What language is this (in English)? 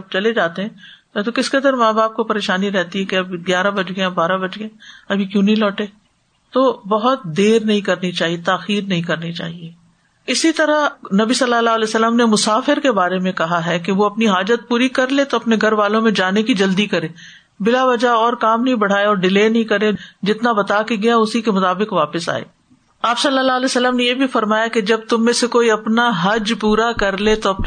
Urdu